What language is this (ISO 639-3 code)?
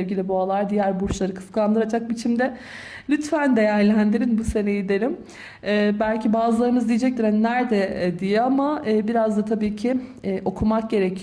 tur